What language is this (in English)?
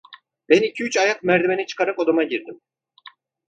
Turkish